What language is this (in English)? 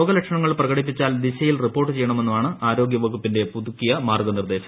Malayalam